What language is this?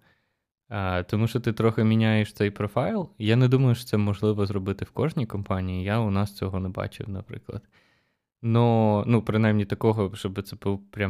Ukrainian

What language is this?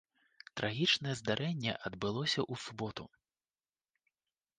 Belarusian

